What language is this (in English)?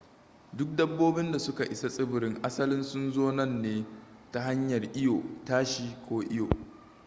Hausa